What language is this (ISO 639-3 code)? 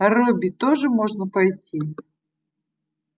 rus